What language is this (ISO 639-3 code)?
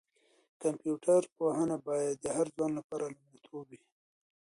pus